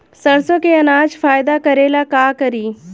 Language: Bhojpuri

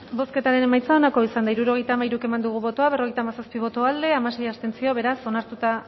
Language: Basque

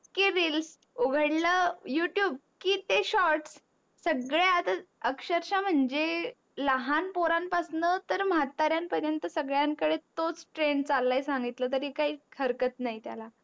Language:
Marathi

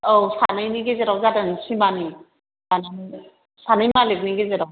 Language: Bodo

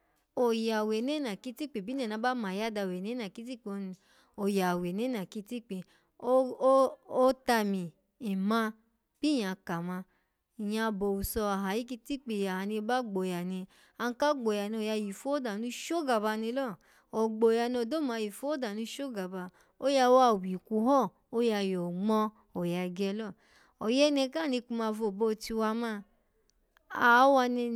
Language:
Alago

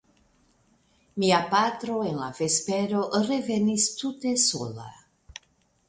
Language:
Esperanto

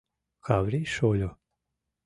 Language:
Mari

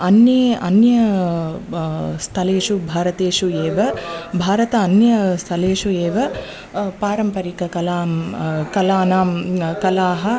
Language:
Sanskrit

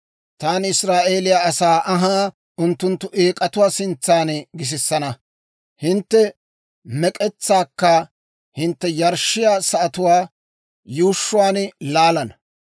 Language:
Dawro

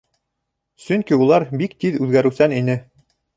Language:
Bashkir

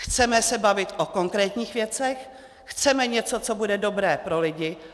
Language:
Czech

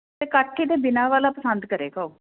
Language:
Punjabi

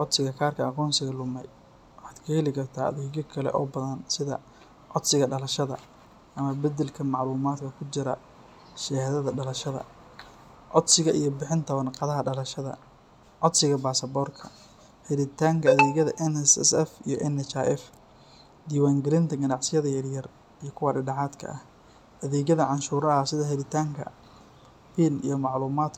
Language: Somali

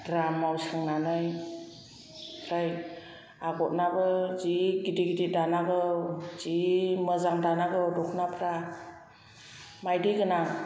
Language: Bodo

